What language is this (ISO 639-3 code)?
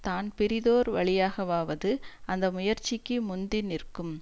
tam